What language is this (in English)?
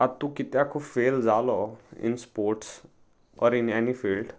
Konkani